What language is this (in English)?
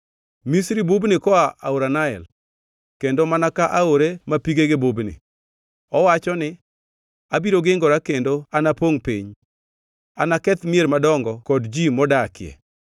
Luo (Kenya and Tanzania)